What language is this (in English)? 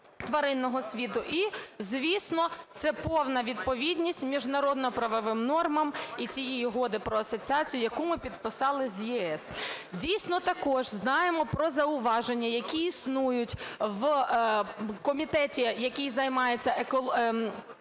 Ukrainian